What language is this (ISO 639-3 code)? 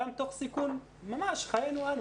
heb